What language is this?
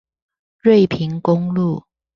Chinese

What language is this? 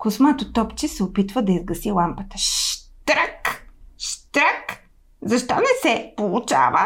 Bulgarian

